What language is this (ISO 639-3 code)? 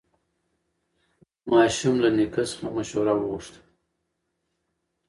pus